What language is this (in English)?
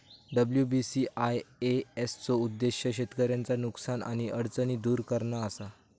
Marathi